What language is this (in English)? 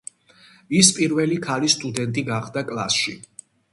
Georgian